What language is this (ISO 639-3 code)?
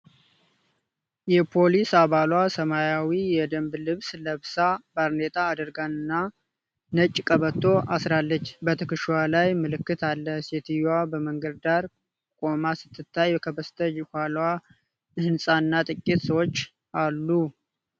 amh